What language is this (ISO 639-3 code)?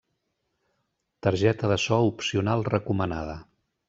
cat